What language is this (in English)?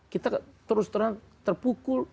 Indonesian